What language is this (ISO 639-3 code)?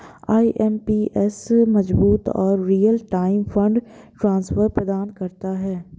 hin